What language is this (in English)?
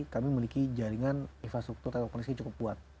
Indonesian